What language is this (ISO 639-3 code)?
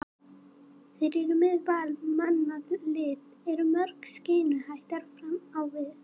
isl